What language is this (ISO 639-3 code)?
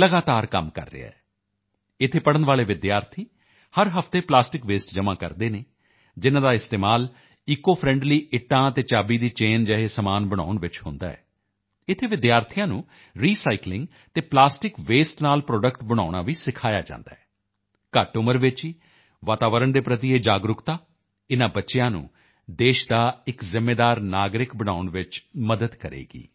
pan